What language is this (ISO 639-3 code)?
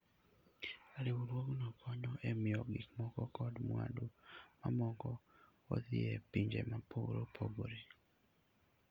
luo